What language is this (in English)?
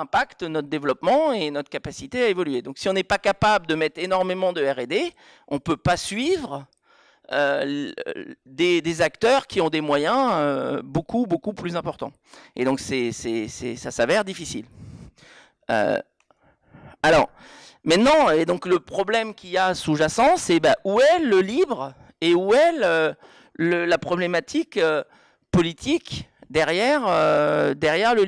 French